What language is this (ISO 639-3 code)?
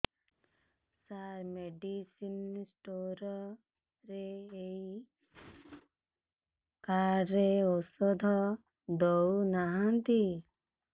ori